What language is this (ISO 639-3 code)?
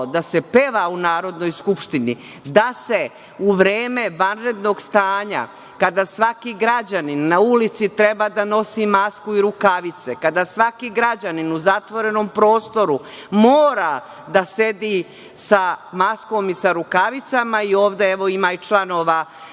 srp